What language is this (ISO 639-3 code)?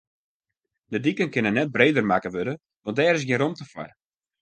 fry